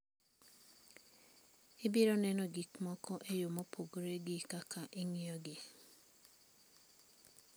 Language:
Luo (Kenya and Tanzania)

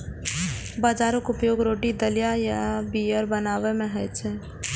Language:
Maithili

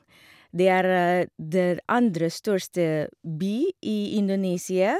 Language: Norwegian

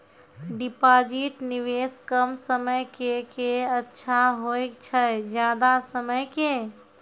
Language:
Maithili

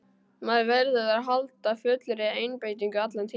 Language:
Icelandic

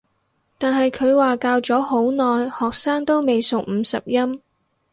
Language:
Cantonese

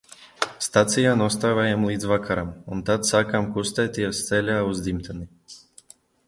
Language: Latvian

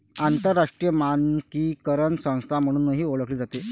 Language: Marathi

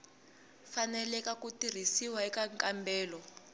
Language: Tsonga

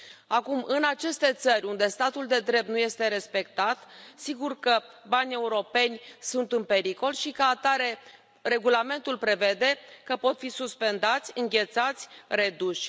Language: Romanian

